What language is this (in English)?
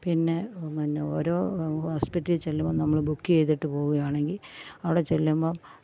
Malayalam